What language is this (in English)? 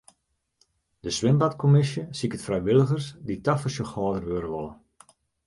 Western Frisian